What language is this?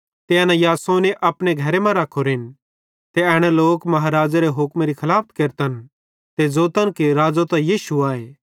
Bhadrawahi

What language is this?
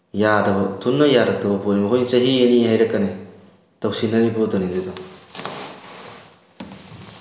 Manipuri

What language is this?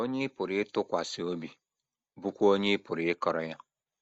Igbo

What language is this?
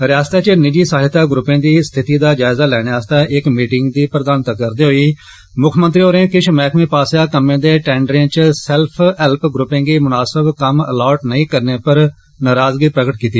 Dogri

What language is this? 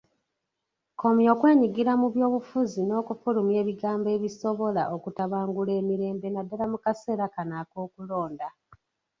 Ganda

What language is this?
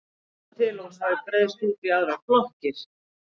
Icelandic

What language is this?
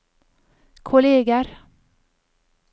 Norwegian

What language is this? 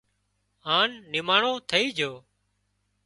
Wadiyara Koli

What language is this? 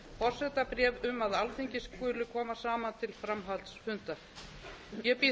Icelandic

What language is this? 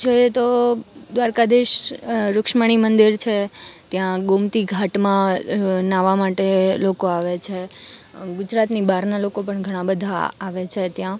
Gujarati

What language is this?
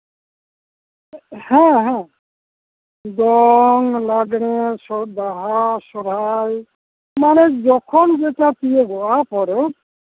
Santali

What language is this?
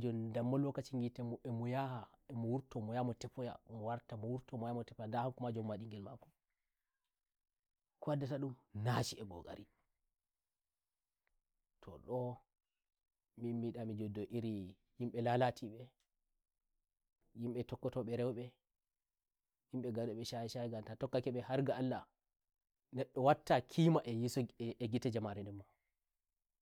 Nigerian Fulfulde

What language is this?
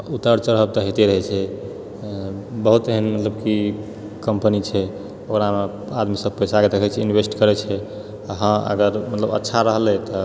Maithili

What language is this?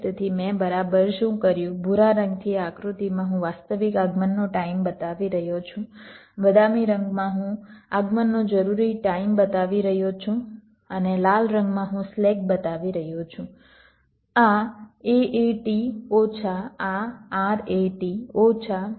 Gujarati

